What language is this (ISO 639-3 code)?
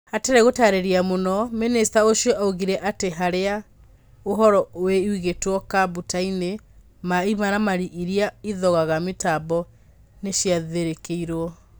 kik